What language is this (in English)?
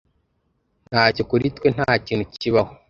Kinyarwanda